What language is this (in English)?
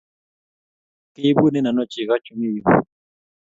Kalenjin